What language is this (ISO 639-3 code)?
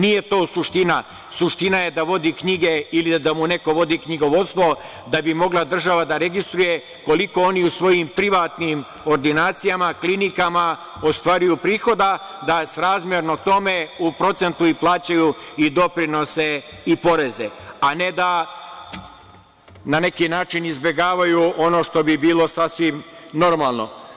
srp